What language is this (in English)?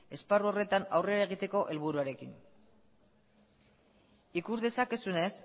Basque